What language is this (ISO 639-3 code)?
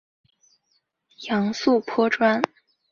zho